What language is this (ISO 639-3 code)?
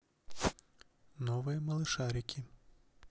rus